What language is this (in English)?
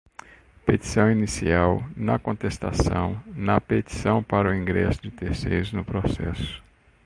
Portuguese